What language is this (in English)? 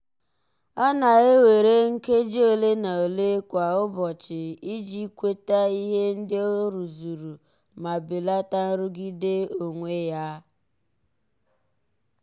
Igbo